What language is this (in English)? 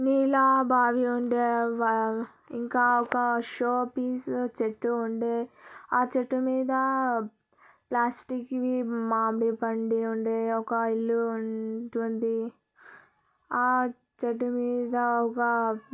Telugu